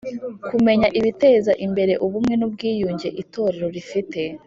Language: Kinyarwanda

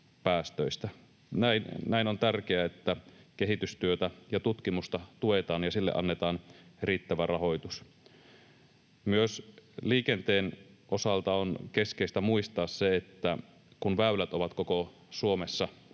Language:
Finnish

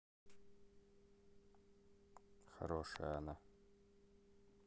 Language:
Russian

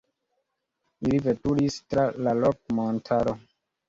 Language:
Esperanto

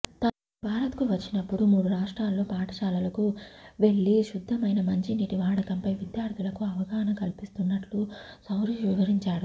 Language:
Telugu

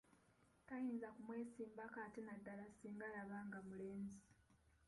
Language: Ganda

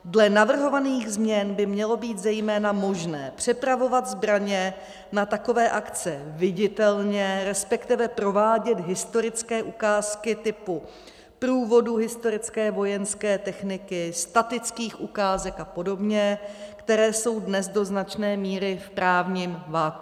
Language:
Czech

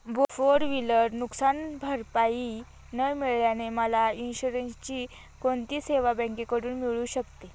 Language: Marathi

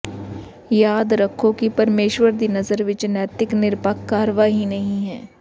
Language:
Punjabi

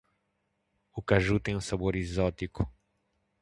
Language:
Portuguese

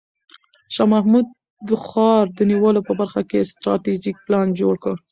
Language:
Pashto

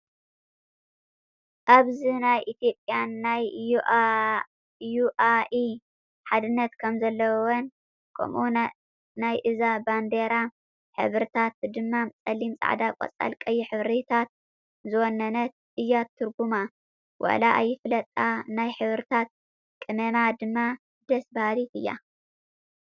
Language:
Tigrinya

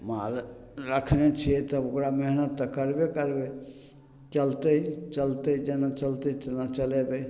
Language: Maithili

